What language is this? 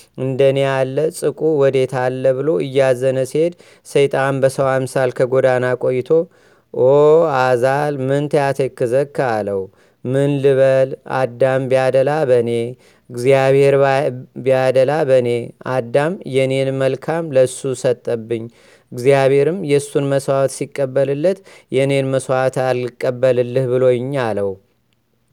Amharic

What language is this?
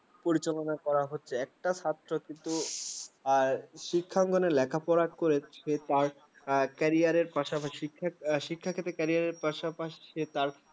Bangla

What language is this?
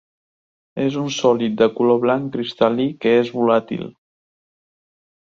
Catalan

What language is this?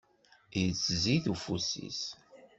Kabyle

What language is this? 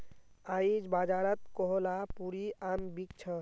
Magahi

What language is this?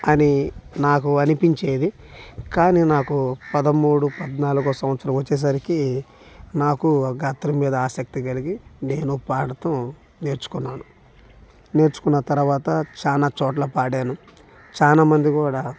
Telugu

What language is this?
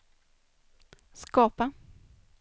Swedish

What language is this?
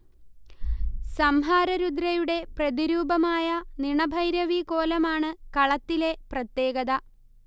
Malayalam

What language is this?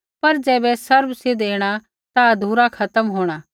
Kullu Pahari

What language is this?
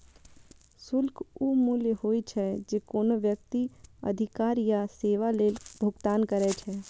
Maithili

